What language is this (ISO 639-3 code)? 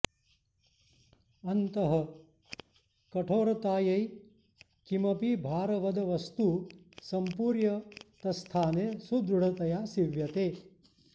san